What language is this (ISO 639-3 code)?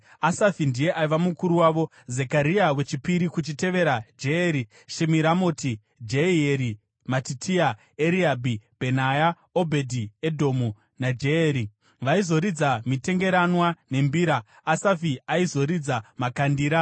sna